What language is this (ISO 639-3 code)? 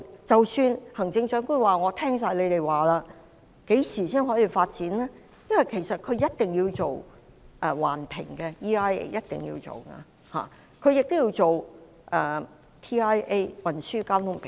yue